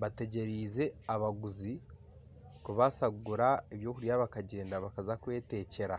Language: Nyankole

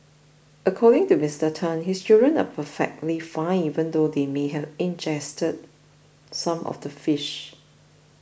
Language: English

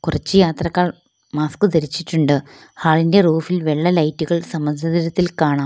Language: Malayalam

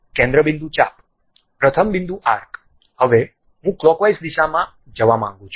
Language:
Gujarati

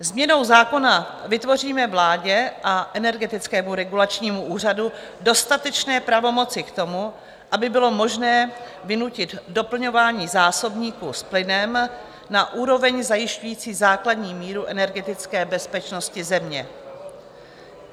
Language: Czech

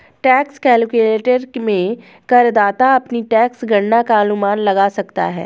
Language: Hindi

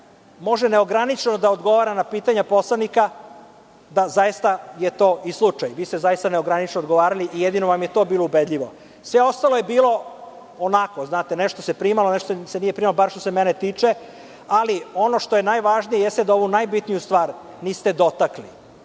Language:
Serbian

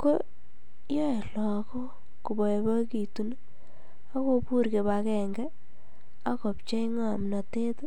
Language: Kalenjin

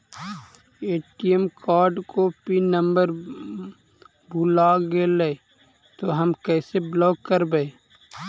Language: Magahi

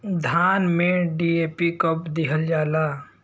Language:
Bhojpuri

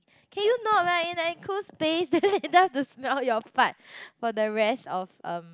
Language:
English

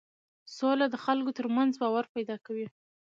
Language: Pashto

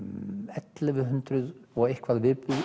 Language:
Icelandic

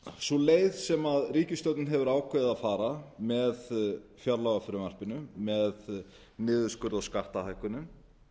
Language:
Icelandic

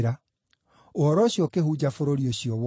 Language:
Kikuyu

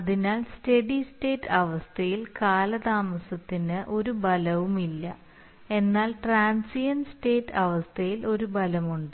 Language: Malayalam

